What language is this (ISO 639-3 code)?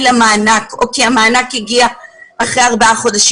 heb